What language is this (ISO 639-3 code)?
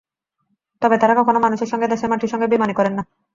ben